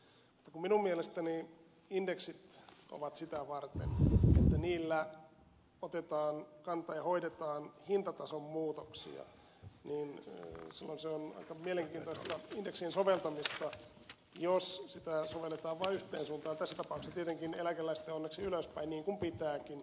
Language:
Finnish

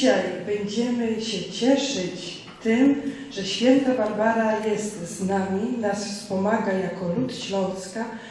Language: Polish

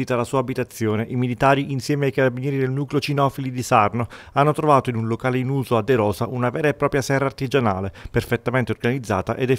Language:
Italian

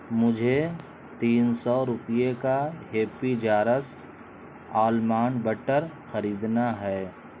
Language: Urdu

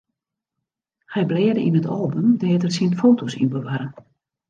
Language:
Western Frisian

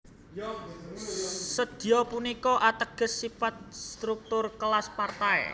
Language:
Javanese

